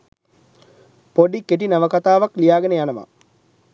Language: Sinhala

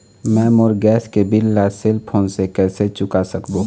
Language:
Chhattisgarhi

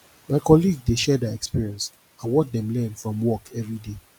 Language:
Nigerian Pidgin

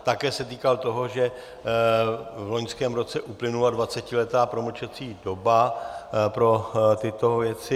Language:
Czech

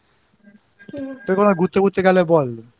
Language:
Bangla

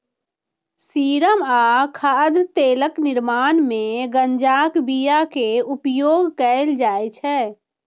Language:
Maithili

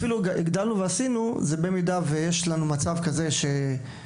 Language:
Hebrew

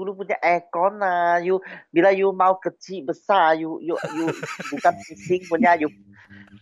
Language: Malay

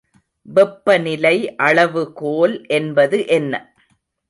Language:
Tamil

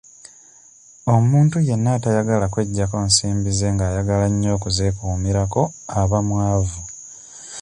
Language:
Ganda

